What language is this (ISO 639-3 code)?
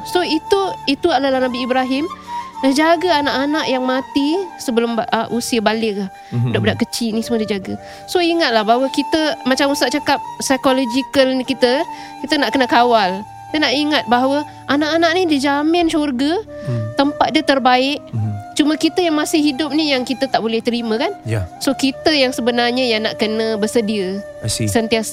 msa